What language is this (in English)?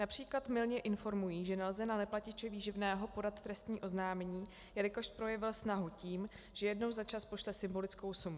Czech